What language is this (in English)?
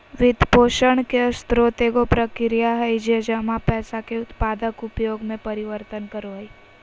Magahi